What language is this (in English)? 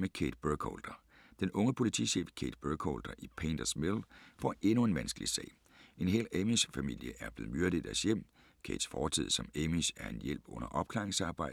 Danish